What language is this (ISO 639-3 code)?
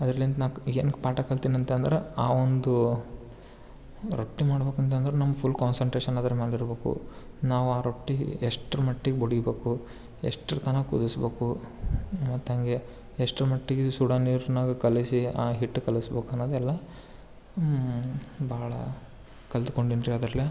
kan